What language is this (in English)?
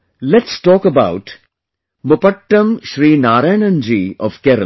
English